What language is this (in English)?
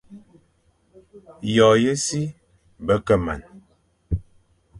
Fang